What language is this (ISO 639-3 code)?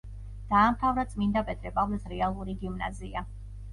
kat